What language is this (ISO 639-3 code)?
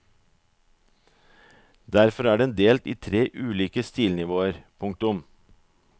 nor